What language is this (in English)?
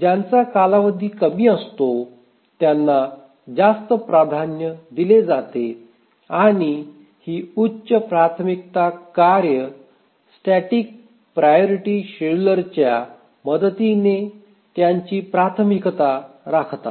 Marathi